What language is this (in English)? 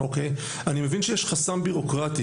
Hebrew